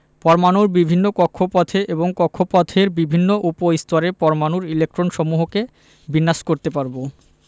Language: Bangla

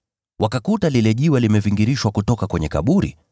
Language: Swahili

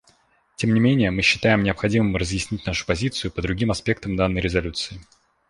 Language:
Russian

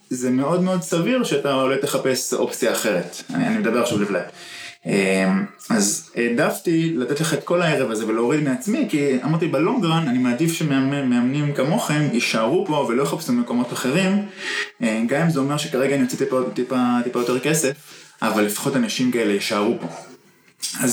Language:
Hebrew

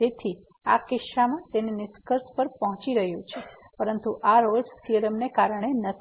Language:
Gujarati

